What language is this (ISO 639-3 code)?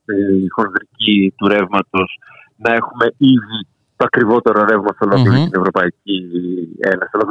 ell